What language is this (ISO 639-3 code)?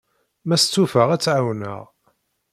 kab